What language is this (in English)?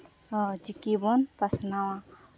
Santali